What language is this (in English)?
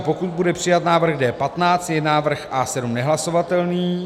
Czech